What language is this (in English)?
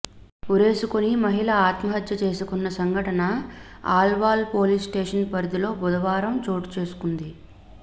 Telugu